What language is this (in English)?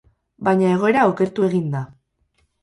Basque